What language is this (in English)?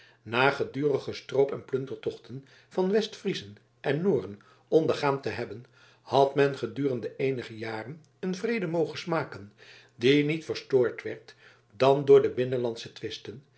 Dutch